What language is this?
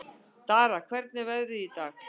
Icelandic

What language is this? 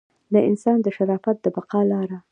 Pashto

